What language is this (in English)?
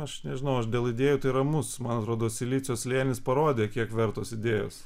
Lithuanian